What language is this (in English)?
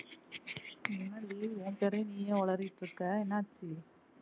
Tamil